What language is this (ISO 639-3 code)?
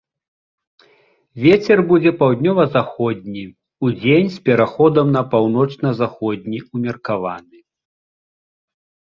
bel